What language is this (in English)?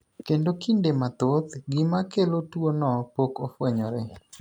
Luo (Kenya and Tanzania)